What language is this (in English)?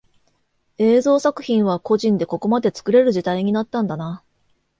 Japanese